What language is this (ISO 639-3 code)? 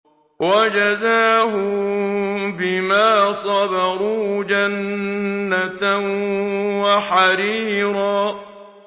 ara